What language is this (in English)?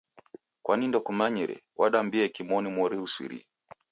Taita